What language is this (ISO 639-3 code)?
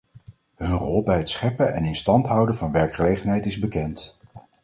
nld